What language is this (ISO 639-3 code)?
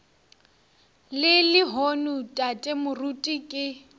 nso